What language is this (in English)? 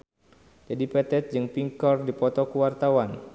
Sundanese